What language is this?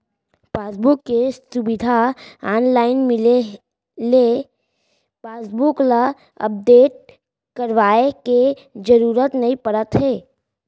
Chhattisgarhi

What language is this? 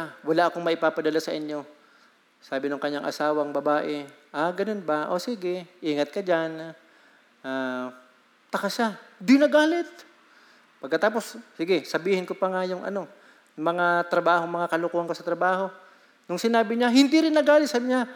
Filipino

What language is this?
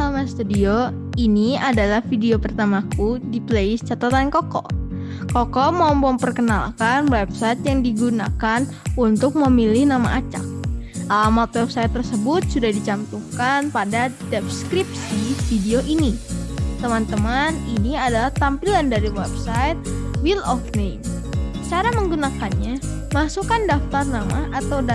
Indonesian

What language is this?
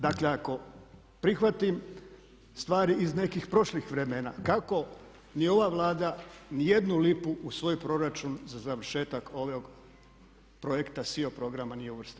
Croatian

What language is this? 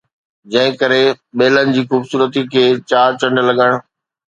Sindhi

